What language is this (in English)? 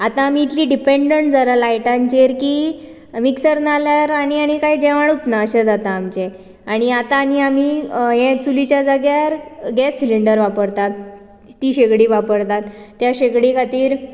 Konkani